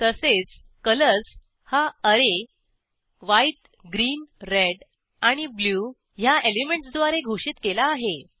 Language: Marathi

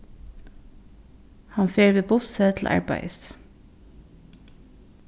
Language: Faroese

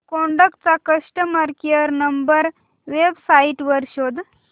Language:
Marathi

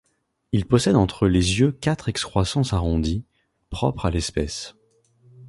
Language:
French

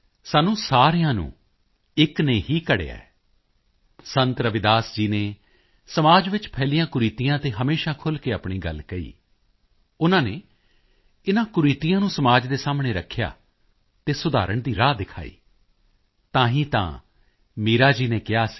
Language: Punjabi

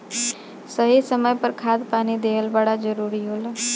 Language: Bhojpuri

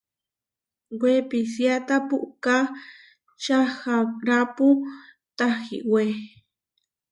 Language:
Huarijio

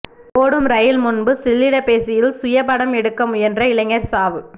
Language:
Tamil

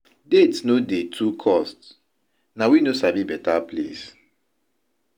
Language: Nigerian Pidgin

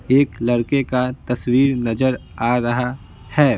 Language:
Hindi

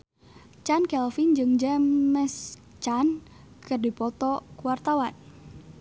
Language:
Sundanese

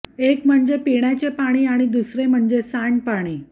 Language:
Marathi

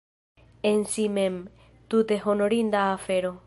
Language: Esperanto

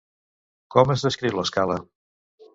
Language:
Catalan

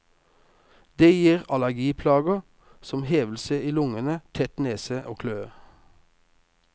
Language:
Norwegian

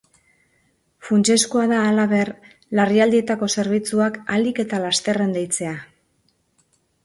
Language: Basque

